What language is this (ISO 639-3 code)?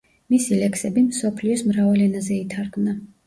kat